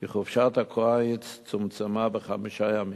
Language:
Hebrew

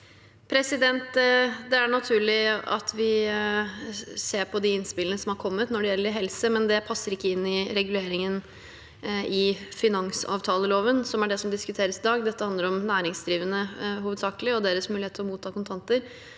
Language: Norwegian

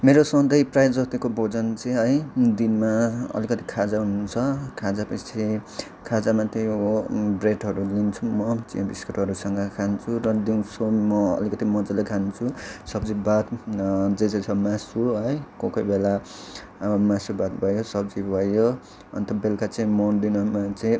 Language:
Nepali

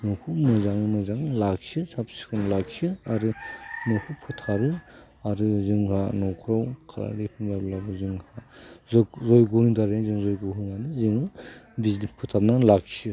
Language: Bodo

